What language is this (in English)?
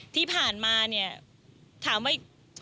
Thai